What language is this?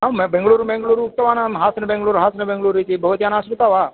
Sanskrit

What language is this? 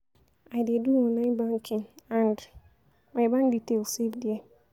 Nigerian Pidgin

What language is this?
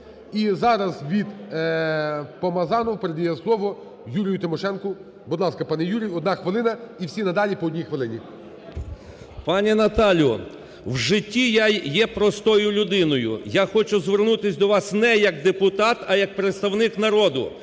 Ukrainian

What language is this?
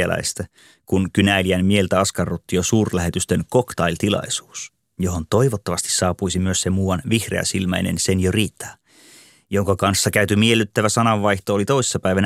Finnish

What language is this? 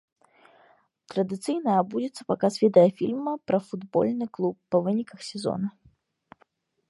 Belarusian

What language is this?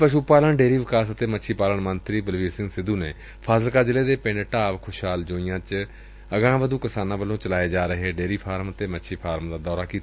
Punjabi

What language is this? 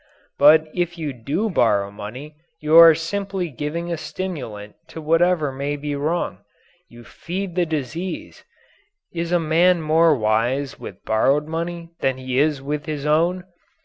English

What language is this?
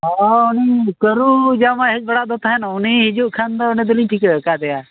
Santali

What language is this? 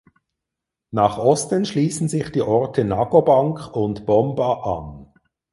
German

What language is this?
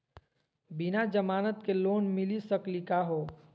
Magahi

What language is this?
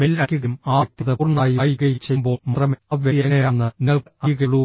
Malayalam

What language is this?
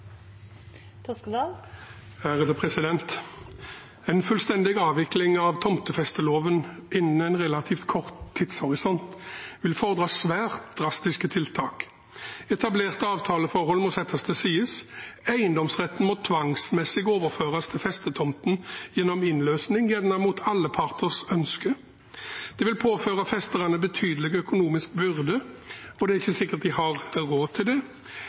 Norwegian Bokmål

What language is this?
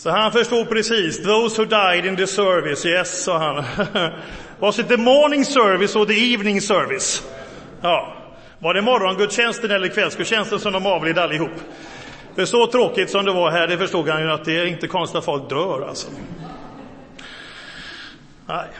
Swedish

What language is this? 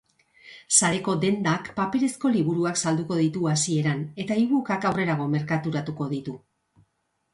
Basque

